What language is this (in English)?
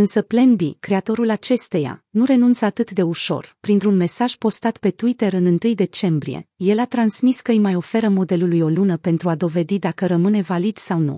Romanian